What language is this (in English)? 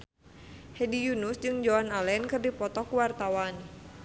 Sundanese